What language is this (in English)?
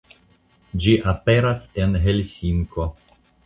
Esperanto